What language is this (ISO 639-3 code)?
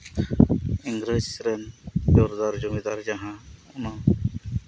sat